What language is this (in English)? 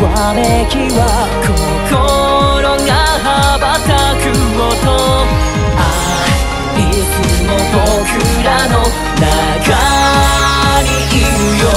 Korean